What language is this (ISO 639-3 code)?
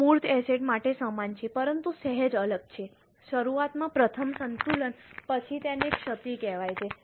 guj